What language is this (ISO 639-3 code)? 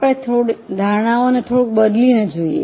guj